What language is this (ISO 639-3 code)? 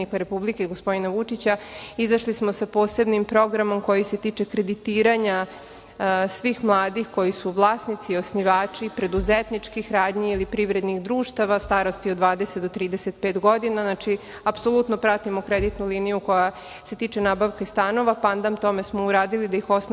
srp